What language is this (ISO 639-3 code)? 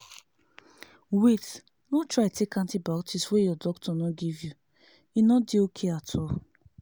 pcm